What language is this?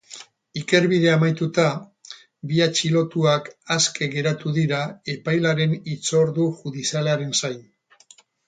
Basque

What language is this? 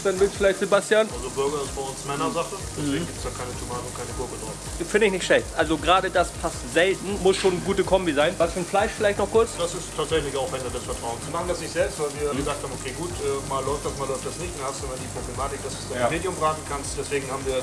German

